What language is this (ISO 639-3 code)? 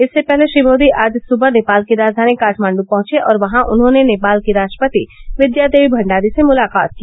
hin